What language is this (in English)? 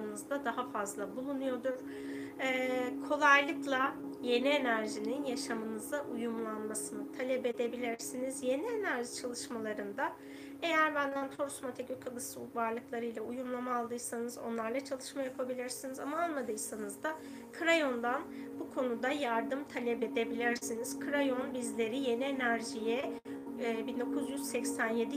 Turkish